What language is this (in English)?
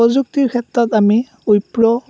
Assamese